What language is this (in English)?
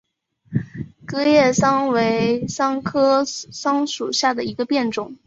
Chinese